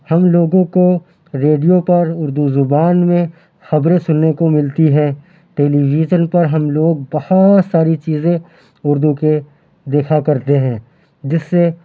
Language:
Urdu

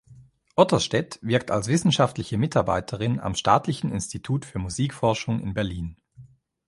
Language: German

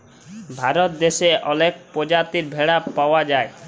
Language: Bangla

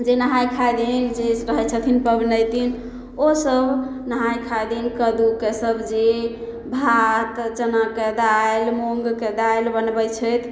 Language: Maithili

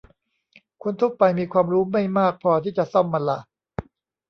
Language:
Thai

